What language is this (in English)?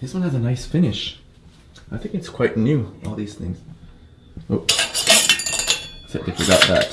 English